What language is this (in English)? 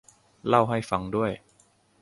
Thai